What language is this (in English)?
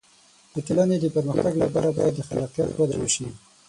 Pashto